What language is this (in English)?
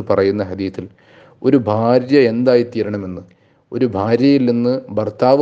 Malayalam